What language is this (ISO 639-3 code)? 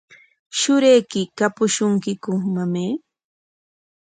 qwa